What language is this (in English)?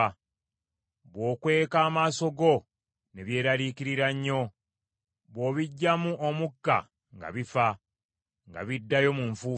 Ganda